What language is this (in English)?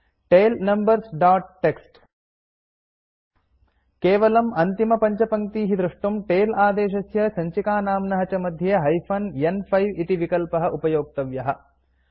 Sanskrit